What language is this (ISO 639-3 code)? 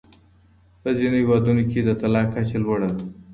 pus